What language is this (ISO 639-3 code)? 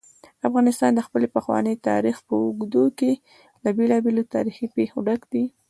pus